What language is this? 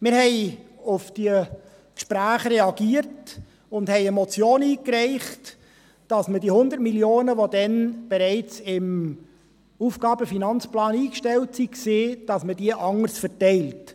Swiss German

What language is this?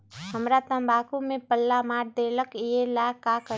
Magahi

